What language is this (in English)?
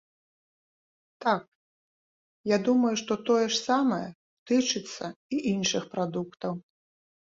Belarusian